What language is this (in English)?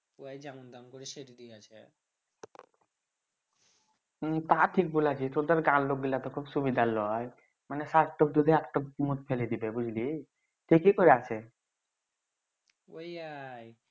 Bangla